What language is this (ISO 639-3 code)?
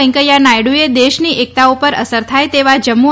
guj